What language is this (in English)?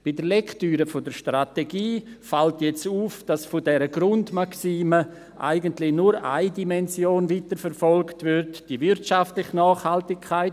Swiss German